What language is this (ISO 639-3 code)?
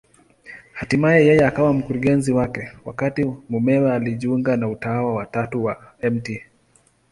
swa